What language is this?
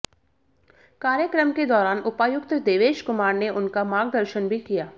Hindi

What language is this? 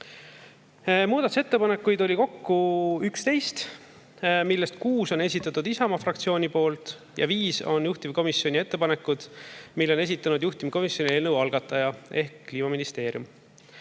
Estonian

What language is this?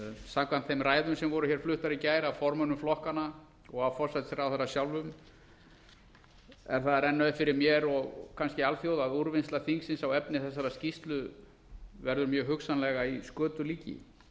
Icelandic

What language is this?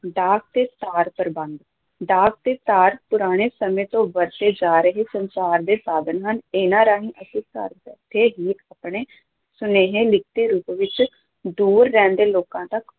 Punjabi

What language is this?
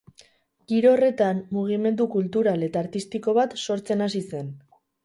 Basque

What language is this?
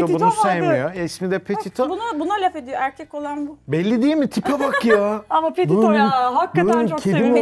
Turkish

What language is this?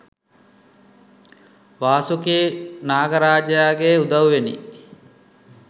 Sinhala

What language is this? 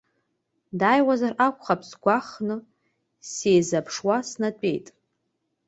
Abkhazian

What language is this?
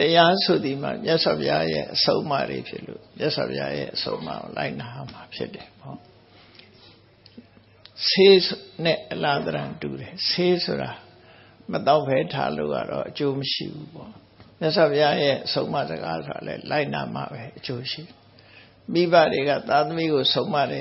Thai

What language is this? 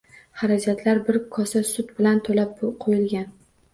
Uzbek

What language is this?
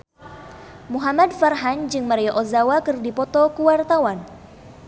Sundanese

